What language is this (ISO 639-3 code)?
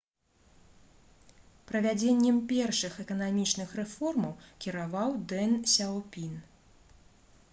bel